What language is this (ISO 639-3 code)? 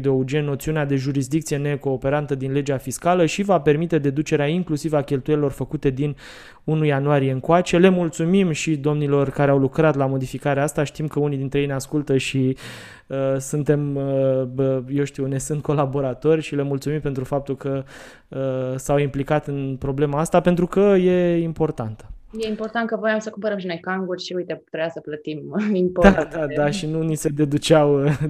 ron